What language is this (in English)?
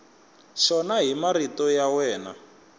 Tsonga